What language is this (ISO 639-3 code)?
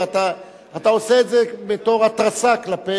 heb